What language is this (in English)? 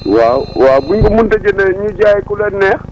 Wolof